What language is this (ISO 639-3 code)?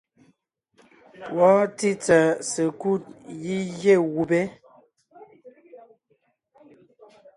nnh